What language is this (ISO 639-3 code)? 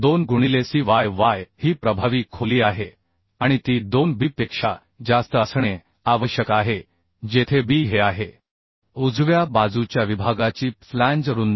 mar